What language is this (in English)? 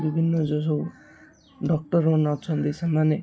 Odia